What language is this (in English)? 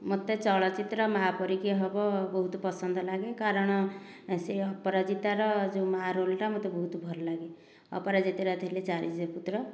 Odia